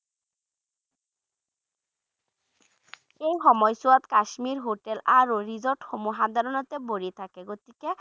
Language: Bangla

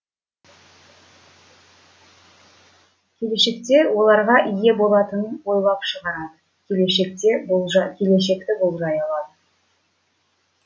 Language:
Kazakh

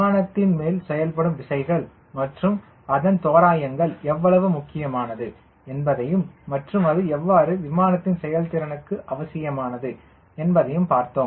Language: Tamil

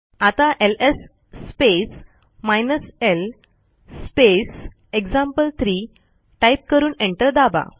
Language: Marathi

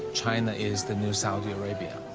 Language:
English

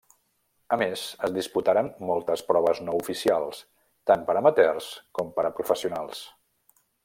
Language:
Catalan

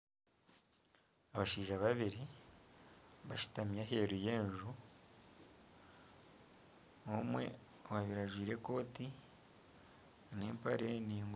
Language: Nyankole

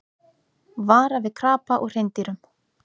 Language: Icelandic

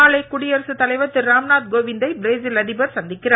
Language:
Tamil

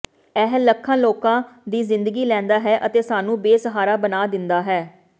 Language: Punjabi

